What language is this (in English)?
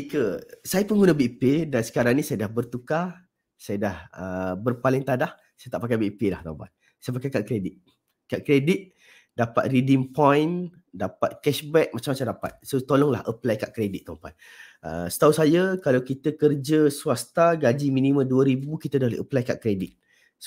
Malay